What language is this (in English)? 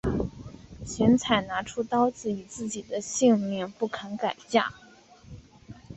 Chinese